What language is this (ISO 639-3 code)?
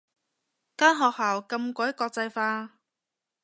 yue